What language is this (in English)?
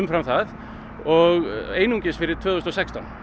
Icelandic